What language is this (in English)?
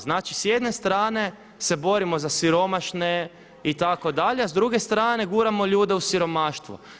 Croatian